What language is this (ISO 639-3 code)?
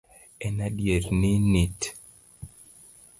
luo